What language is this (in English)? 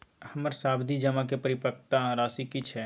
Maithili